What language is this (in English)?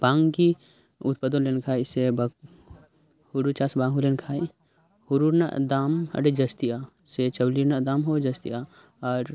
Santali